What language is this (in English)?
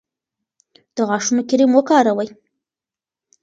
Pashto